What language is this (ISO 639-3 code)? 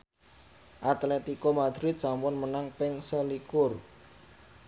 jav